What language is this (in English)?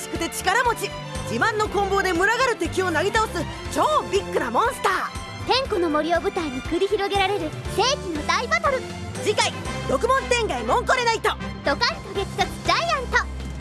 Japanese